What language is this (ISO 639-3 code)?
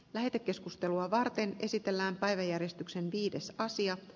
fin